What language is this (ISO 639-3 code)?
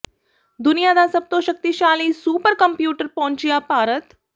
pan